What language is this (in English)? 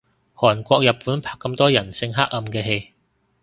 Cantonese